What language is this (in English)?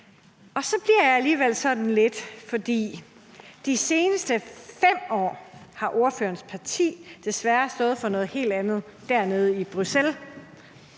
Danish